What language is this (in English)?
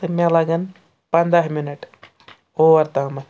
Kashmiri